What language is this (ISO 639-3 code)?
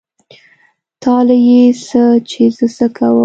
pus